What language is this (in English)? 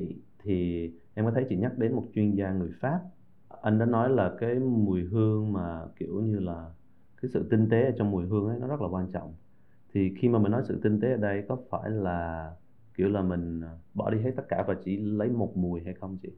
Vietnamese